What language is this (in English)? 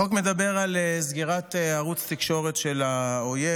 Hebrew